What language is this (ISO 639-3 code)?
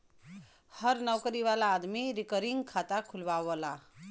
bho